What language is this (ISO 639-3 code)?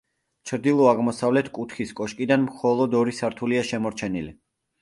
kat